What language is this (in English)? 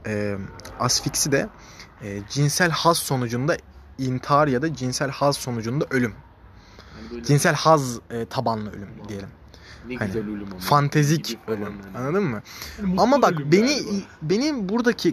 Turkish